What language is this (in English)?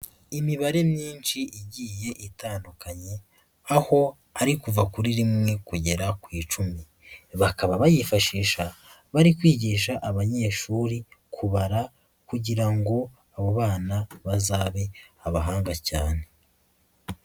Kinyarwanda